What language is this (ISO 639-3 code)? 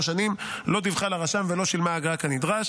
heb